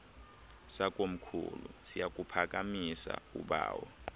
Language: Xhosa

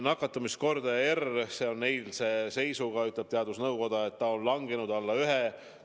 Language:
Estonian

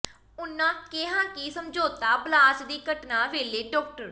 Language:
Punjabi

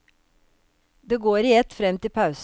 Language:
Norwegian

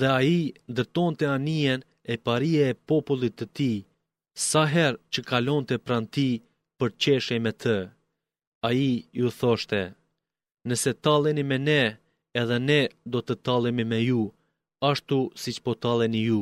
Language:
Greek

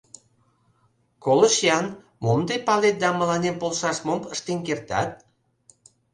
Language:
Mari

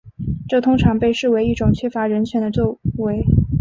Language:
Chinese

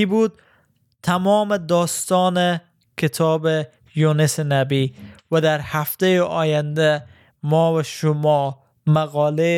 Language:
Persian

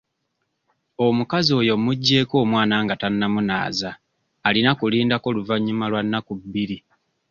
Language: Ganda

